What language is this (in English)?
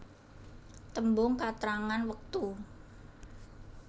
Javanese